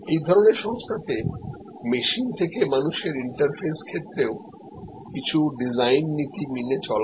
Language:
Bangla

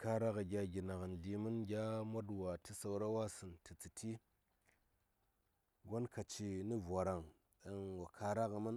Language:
Saya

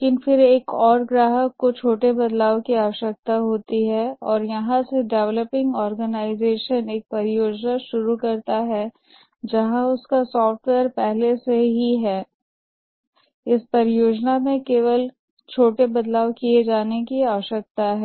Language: Hindi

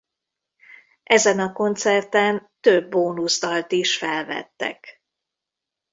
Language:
Hungarian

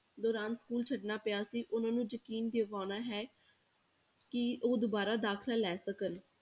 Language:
Punjabi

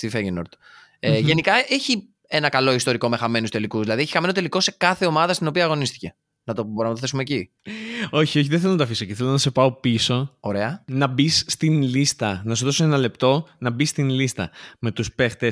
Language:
Greek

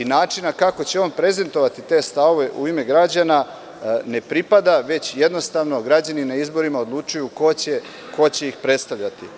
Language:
Serbian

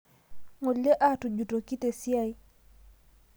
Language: Masai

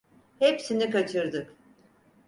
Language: Turkish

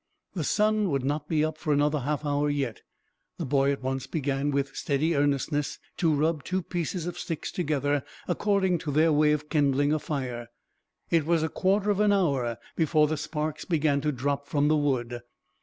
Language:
English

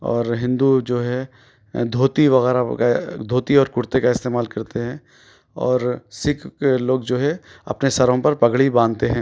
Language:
Urdu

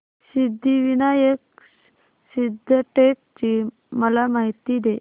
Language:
Marathi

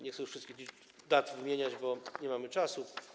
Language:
Polish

